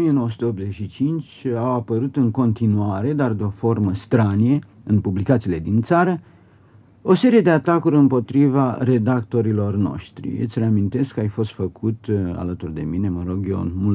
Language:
Romanian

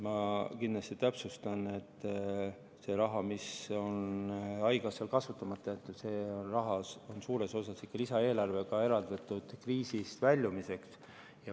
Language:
Estonian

